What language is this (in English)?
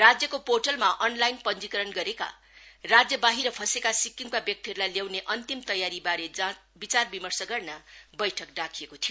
Nepali